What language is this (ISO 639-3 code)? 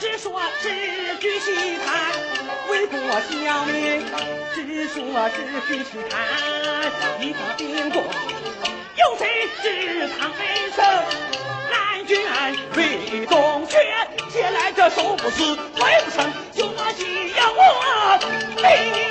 zho